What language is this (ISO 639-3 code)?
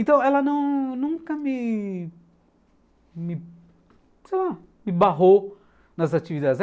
por